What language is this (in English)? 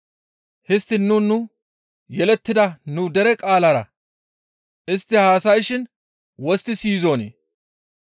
Gamo